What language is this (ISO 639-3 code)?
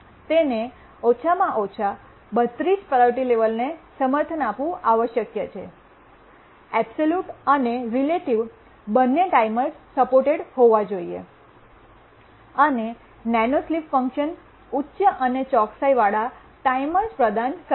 guj